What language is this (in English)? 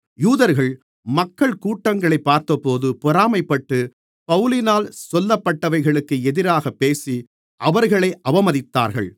Tamil